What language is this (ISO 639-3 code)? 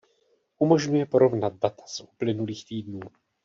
ces